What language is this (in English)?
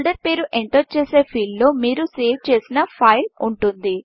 Telugu